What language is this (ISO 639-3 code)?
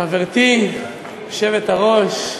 heb